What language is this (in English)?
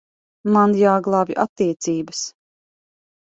Latvian